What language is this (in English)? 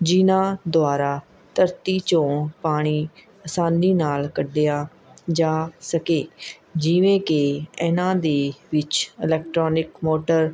Punjabi